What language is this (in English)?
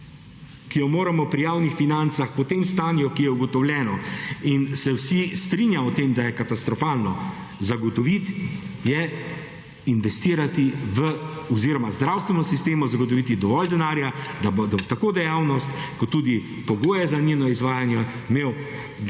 Slovenian